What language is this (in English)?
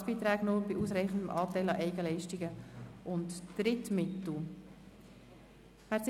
Swiss German